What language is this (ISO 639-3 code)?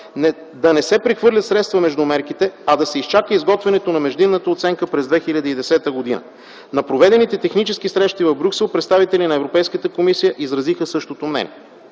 bul